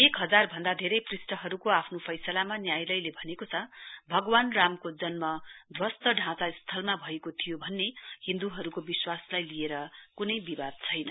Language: Nepali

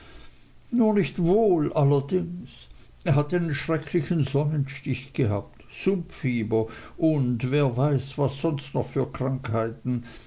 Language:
German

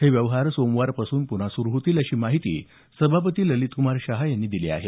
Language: Marathi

